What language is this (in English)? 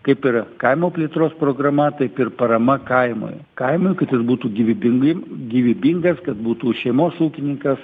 Lithuanian